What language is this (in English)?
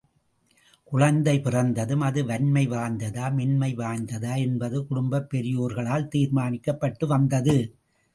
Tamil